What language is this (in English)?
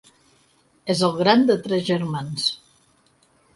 Catalan